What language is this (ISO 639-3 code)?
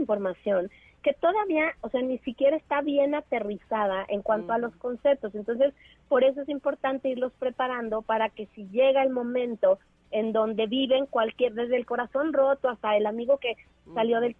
spa